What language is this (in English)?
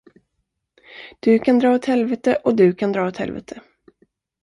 Swedish